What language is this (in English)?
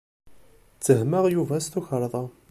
Kabyle